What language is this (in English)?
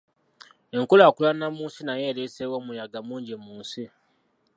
Ganda